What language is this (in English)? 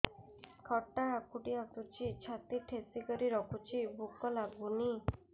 Odia